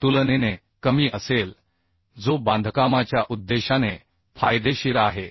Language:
Marathi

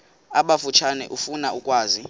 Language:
Xhosa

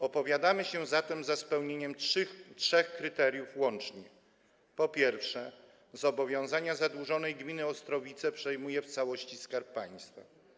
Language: Polish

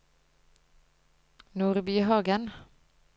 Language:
Norwegian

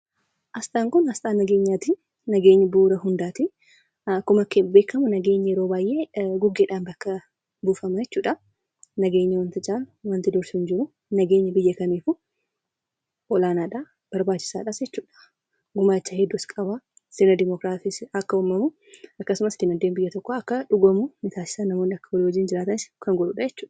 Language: Oromo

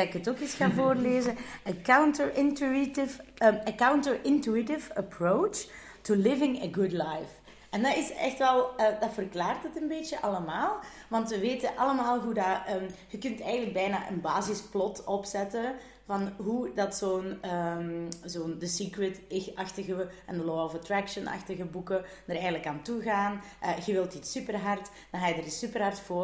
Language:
Dutch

